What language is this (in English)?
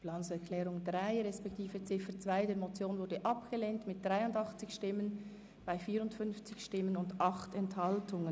Swiss German